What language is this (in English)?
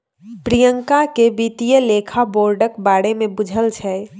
Maithili